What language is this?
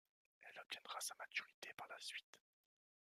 French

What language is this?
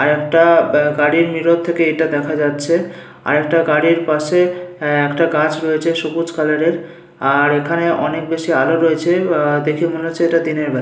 Bangla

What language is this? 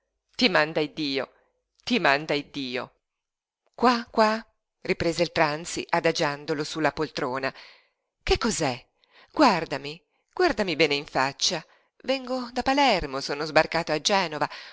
Italian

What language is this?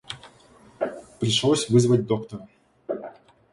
Russian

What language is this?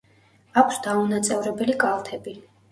Georgian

